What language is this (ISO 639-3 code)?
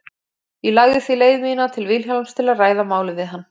isl